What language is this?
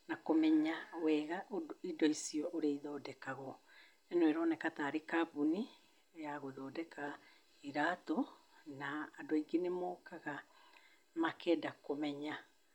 Kikuyu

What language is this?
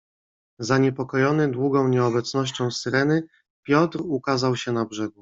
Polish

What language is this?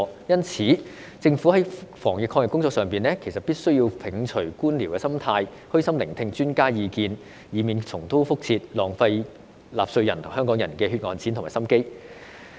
Cantonese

